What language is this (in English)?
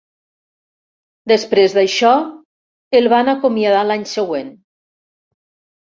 Catalan